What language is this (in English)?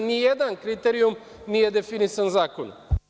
Serbian